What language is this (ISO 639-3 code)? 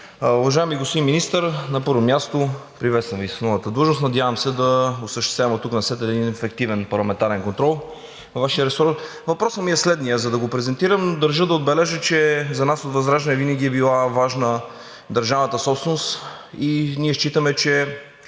bul